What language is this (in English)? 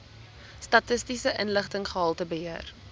Afrikaans